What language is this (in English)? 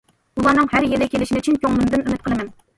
Uyghur